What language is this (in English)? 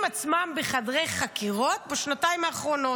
Hebrew